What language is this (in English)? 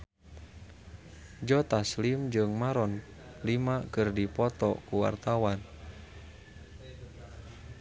Sundanese